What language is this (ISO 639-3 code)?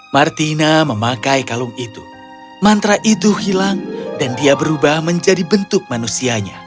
ind